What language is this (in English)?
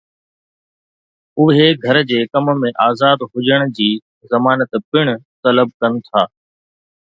Sindhi